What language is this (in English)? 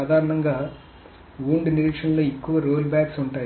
Telugu